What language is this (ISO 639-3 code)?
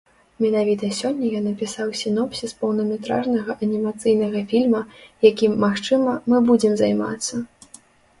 bel